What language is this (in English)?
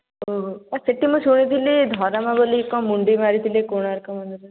Odia